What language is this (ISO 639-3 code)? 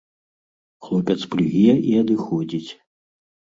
bel